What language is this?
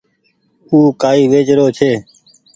Goaria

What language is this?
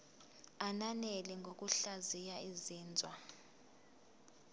Zulu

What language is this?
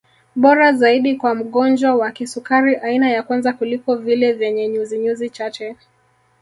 Swahili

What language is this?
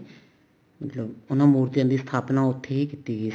Punjabi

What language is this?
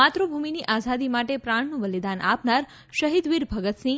Gujarati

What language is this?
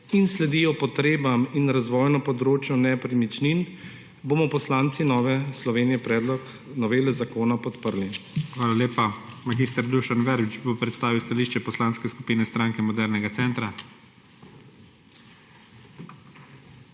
Slovenian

